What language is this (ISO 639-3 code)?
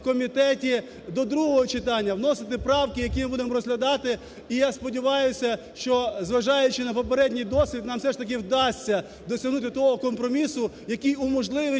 ukr